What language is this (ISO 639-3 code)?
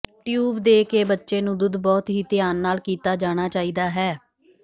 pan